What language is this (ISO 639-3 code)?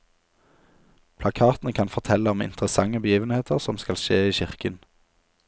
nor